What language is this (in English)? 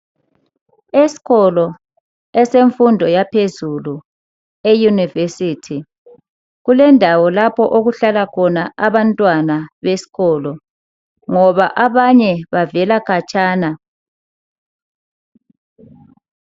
North Ndebele